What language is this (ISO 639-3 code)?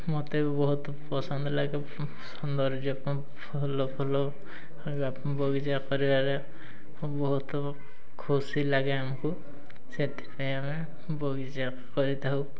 ori